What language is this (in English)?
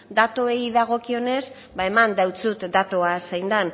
Basque